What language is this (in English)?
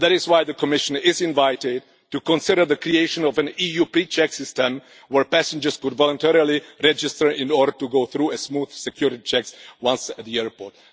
English